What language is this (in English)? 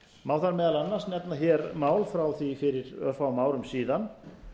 Icelandic